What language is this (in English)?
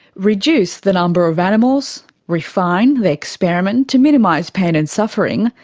English